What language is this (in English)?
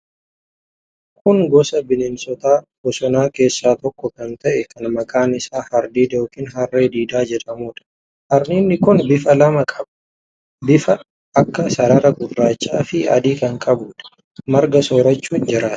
Oromo